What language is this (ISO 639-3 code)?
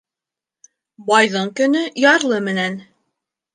bak